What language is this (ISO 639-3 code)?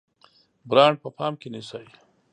pus